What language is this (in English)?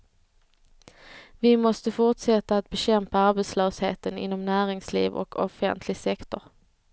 Swedish